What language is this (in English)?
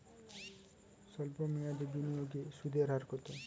Bangla